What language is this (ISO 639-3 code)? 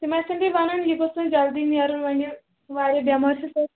kas